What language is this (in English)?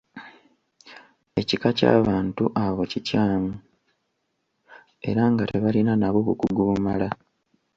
Ganda